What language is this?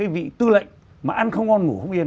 Vietnamese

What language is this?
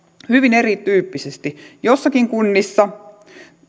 Finnish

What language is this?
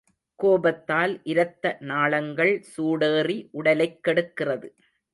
Tamil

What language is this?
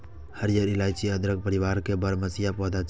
Maithili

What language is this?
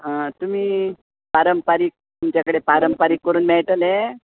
Konkani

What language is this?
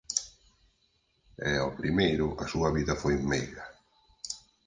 Galician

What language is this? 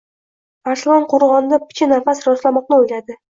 Uzbek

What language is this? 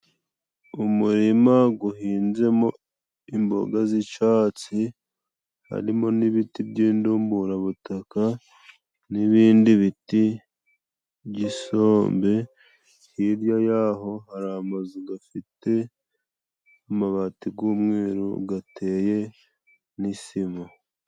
Kinyarwanda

